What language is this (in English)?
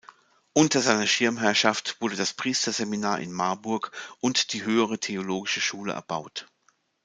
German